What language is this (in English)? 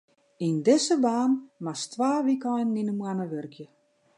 Western Frisian